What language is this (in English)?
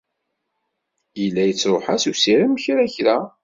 Kabyle